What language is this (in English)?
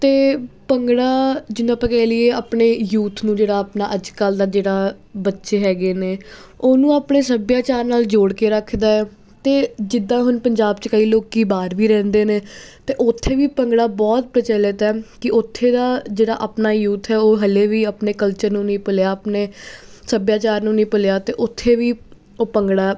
Punjabi